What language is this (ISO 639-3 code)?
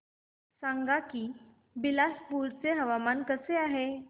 mar